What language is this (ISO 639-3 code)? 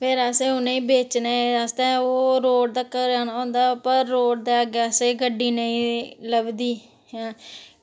doi